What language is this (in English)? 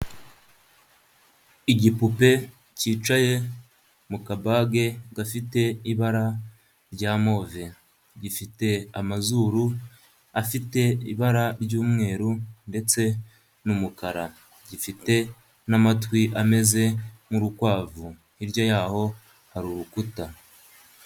Kinyarwanda